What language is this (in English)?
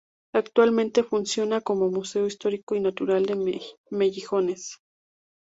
Spanish